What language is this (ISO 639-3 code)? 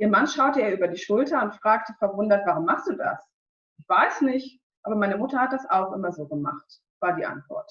deu